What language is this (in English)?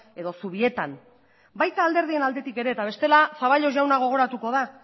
Basque